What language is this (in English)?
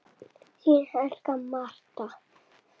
Icelandic